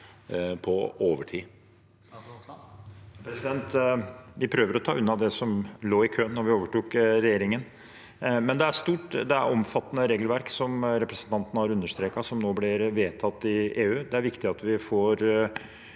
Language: Norwegian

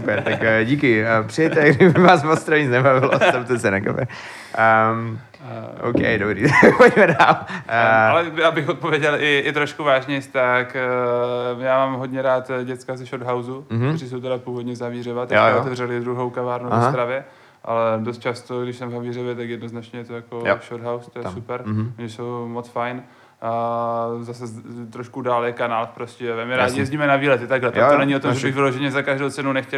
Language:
Czech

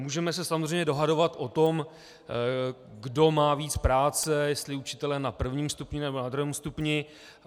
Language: Czech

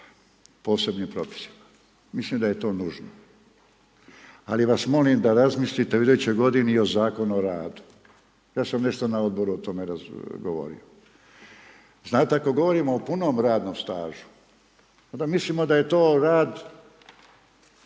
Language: Croatian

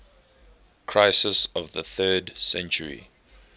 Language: English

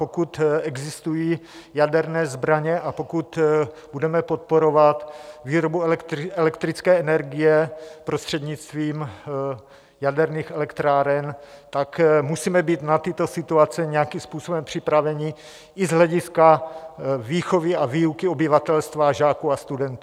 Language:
Czech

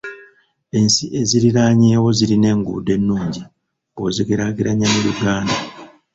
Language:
Ganda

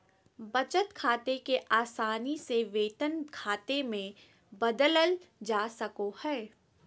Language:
Magahi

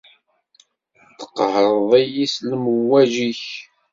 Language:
Kabyle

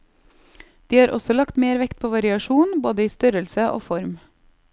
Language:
Norwegian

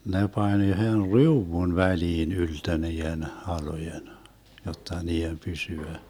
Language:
Finnish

